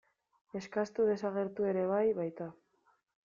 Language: Basque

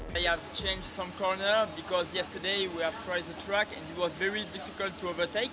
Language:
Indonesian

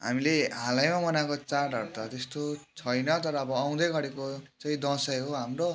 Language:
Nepali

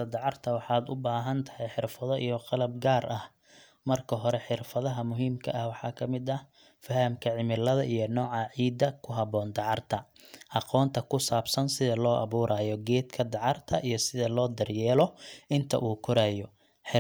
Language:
Somali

